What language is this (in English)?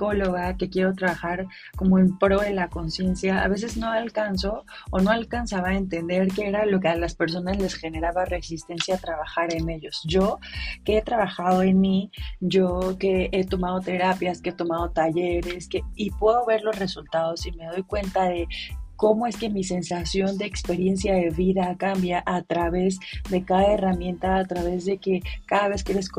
Spanish